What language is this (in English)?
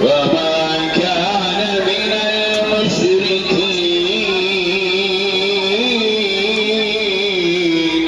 Arabic